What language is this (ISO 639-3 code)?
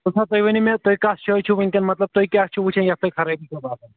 kas